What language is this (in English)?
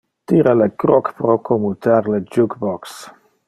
Interlingua